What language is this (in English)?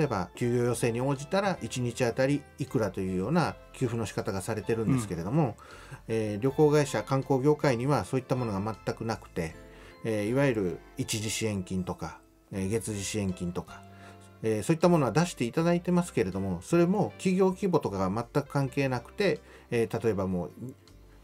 Japanese